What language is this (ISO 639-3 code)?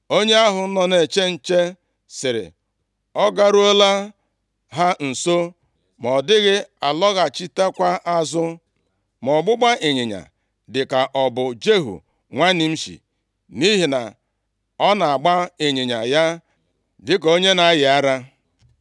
ibo